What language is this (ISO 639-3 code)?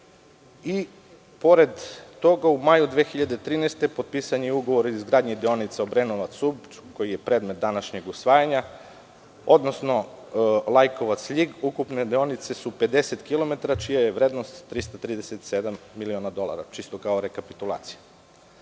srp